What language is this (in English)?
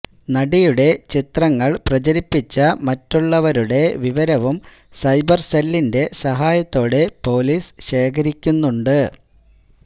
Malayalam